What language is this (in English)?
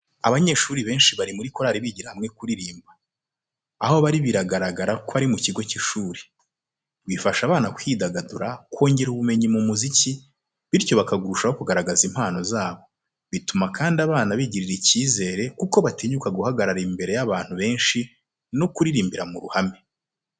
Kinyarwanda